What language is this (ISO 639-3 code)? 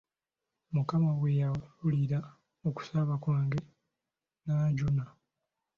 lug